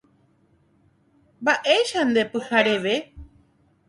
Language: Guarani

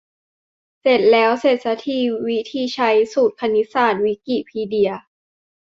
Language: Thai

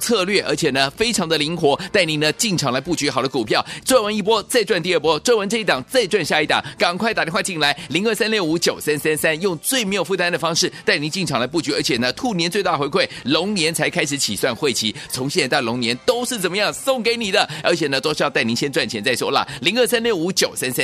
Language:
Chinese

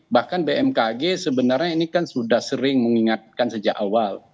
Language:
Indonesian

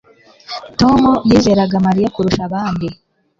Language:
Kinyarwanda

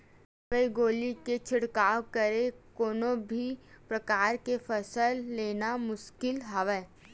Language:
Chhattisgarhi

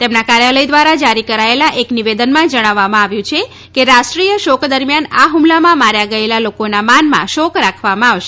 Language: Gujarati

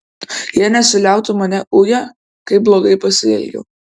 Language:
Lithuanian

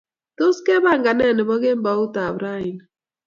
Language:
Kalenjin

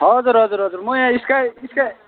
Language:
Nepali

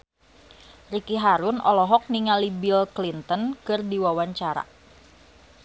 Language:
Sundanese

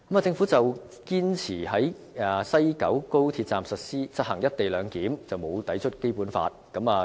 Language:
Cantonese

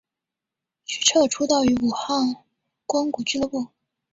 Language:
Chinese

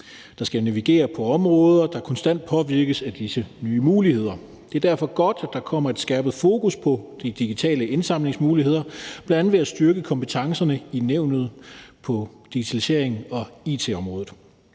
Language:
Danish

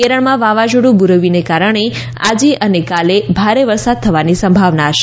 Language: Gujarati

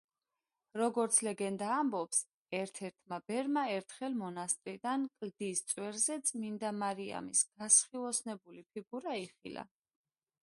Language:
Georgian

